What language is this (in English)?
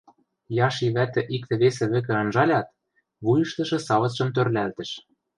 Western Mari